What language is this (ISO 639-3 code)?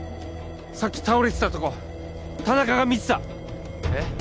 jpn